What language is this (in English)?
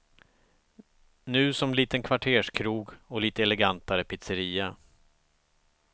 Swedish